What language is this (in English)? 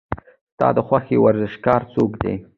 Pashto